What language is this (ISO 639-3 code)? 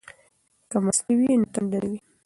pus